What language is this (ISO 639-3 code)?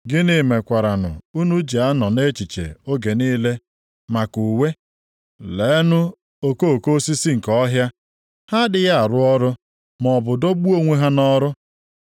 ibo